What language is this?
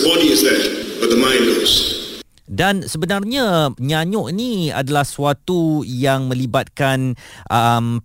Malay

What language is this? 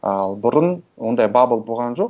Kazakh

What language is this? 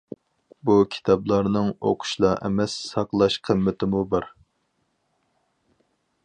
Uyghur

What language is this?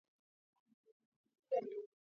Georgian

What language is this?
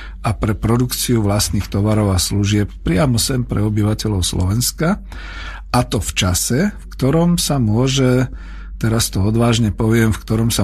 Slovak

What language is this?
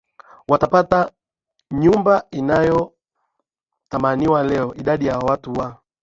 Swahili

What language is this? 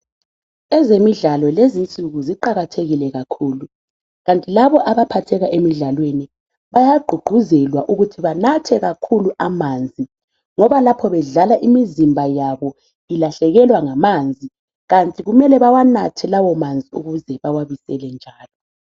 North Ndebele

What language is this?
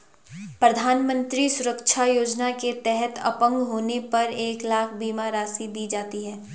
Hindi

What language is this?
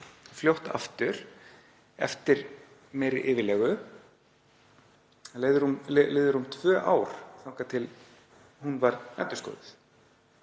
Icelandic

